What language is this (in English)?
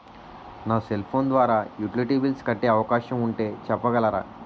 Telugu